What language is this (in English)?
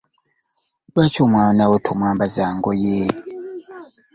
Ganda